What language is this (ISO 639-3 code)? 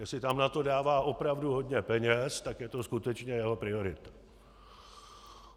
ces